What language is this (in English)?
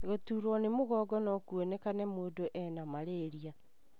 Kikuyu